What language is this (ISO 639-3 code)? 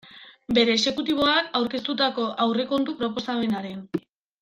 eus